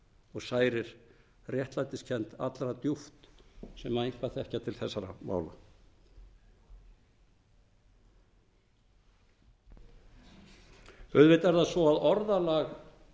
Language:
Icelandic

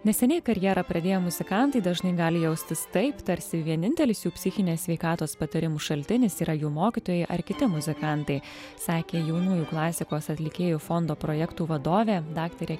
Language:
Lithuanian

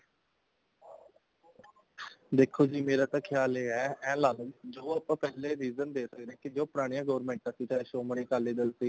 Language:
Punjabi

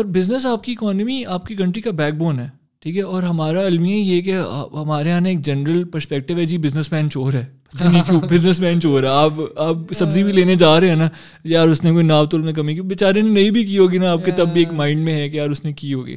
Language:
Urdu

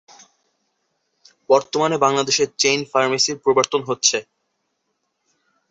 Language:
Bangla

